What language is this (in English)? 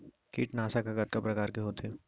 Chhattisgarhi